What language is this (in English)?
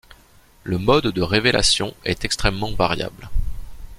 French